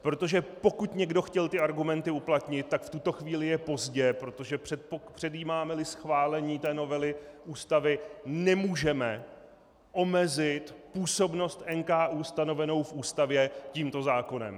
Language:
Czech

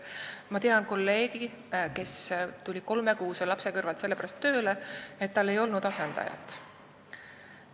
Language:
Estonian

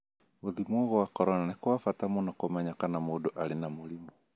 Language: Kikuyu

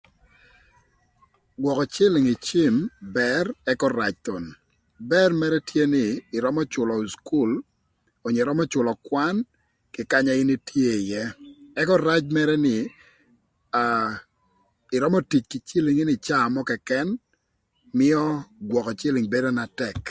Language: Thur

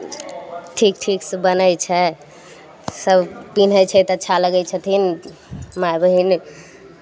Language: Maithili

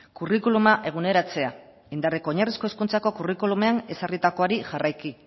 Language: Basque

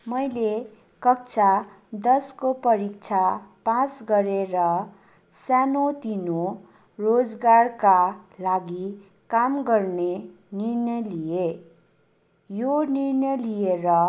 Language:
Nepali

